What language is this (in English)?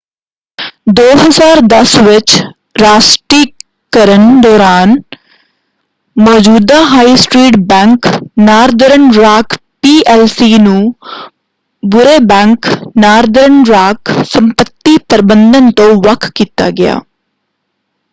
Punjabi